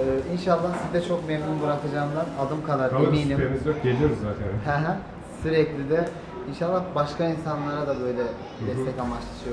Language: Turkish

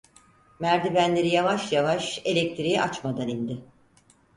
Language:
Turkish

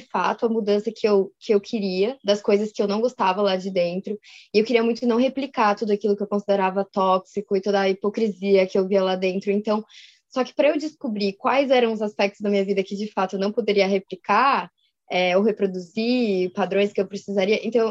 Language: Portuguese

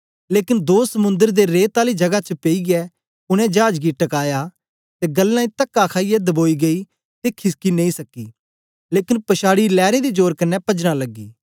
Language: Dogri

